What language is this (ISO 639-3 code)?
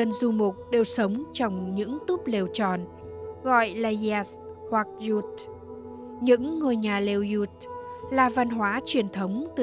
vie